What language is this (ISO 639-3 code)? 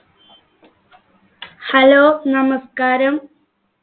mal